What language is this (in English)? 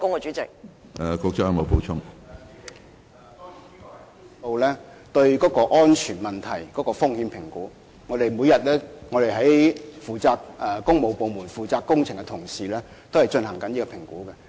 Cantonese